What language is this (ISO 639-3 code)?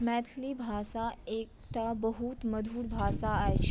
mai